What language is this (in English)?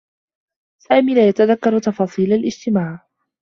Arabic